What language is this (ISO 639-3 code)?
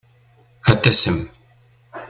kab